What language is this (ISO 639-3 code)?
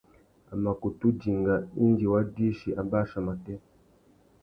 bag